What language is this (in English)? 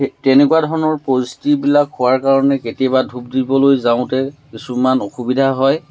Assamese